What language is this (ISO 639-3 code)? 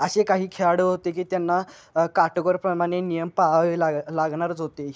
mar